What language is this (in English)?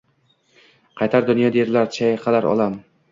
Uzbek